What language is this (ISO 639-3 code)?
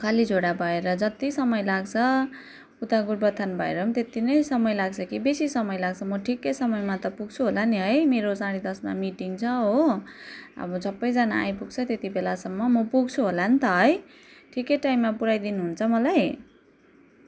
nep